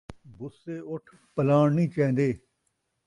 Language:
Saraiki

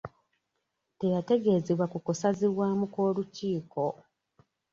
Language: Ganda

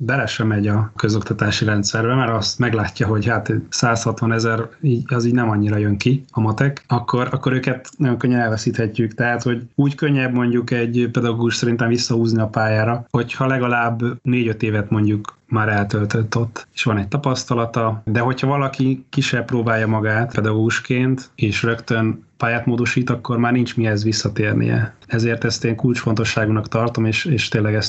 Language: Hungarian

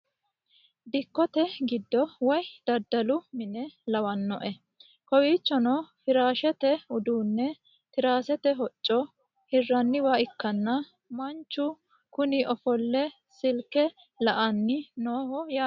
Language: Sidamo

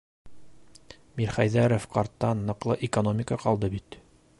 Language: Bashkir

